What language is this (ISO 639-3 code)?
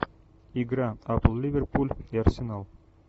rus